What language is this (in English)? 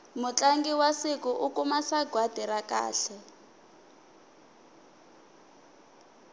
Tsonga